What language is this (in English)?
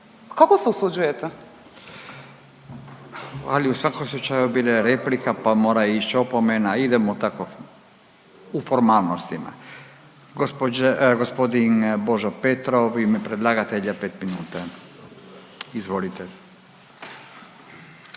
Croatian